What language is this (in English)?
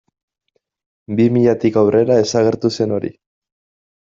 Basque